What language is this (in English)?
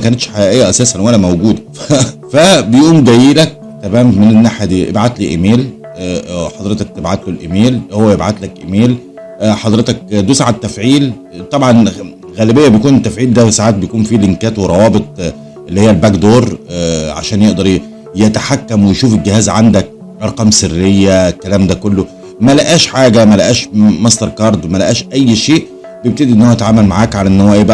Arabic